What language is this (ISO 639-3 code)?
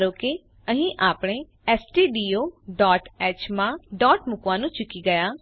guj